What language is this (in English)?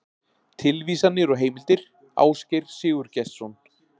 Icelandic